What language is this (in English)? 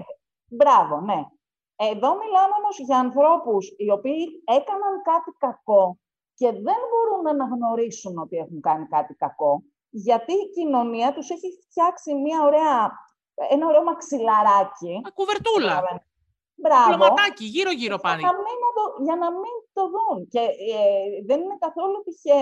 Greek